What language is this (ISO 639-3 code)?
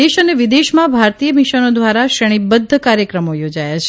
guj